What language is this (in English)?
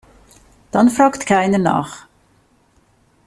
German